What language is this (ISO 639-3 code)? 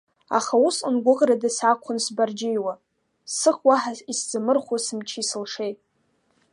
abk